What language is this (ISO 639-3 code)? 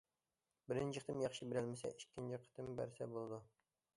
uig